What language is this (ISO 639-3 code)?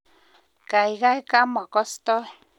kln